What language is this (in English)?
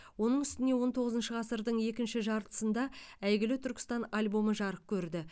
Kazakh